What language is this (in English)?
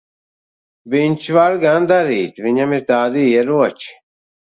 Latvian